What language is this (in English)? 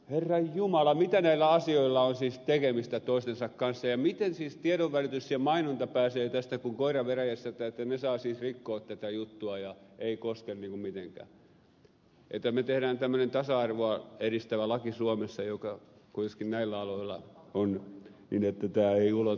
Finnish